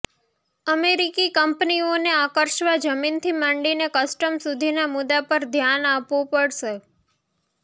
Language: Gujarati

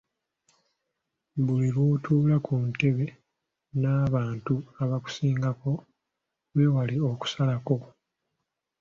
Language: Ganda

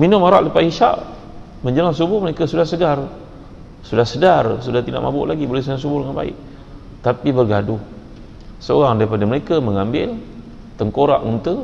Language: Malay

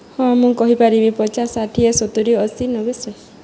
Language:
Odia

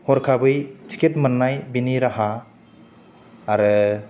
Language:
Bodo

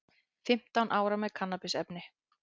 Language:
Icelandic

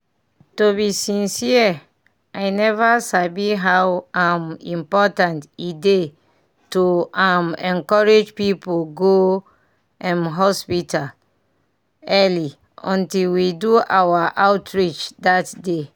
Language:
Nigerian Pidgin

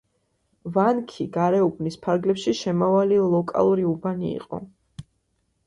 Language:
Georgian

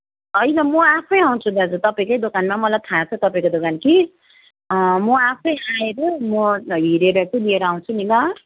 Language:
Nepali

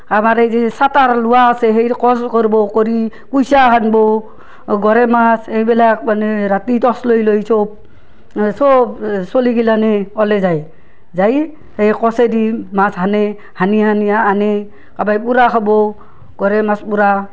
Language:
Assamese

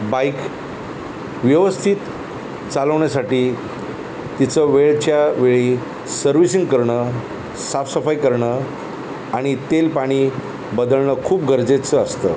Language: Marathi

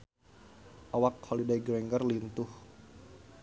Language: Sundanese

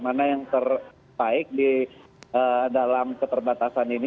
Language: Indonesian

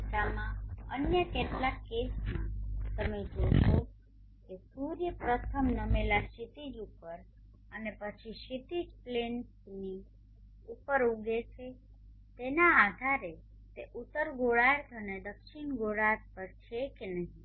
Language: Gujarati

